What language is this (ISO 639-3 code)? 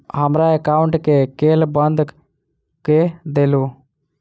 mai